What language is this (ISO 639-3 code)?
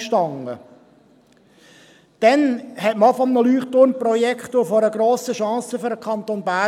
gsw